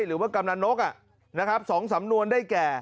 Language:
Thai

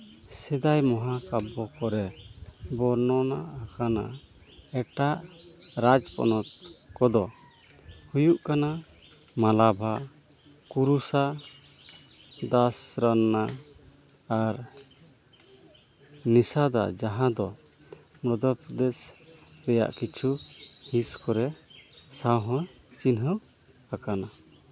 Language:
Santali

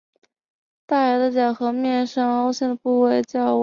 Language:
Chinese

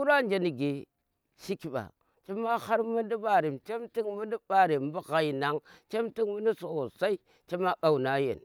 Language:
Tera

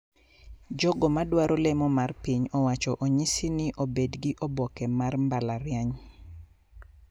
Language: Luo (Kenya and Tanzania)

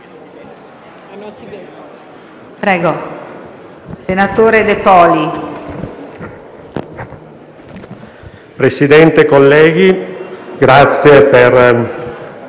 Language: Italian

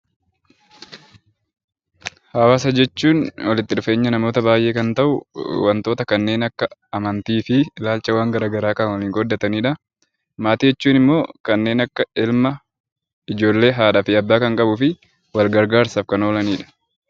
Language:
Oromo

